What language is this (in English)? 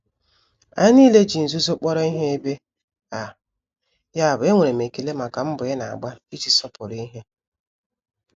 Igbo